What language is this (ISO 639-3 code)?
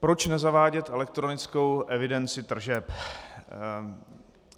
ces